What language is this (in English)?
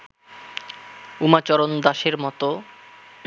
Bangla